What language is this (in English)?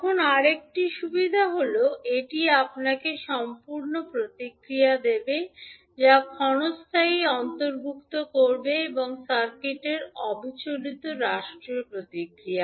Bangla